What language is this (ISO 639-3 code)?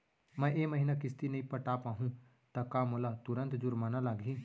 hne